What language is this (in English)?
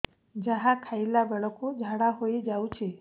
Odia